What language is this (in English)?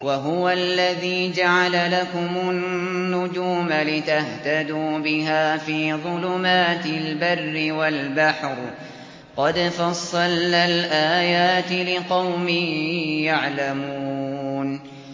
Arabic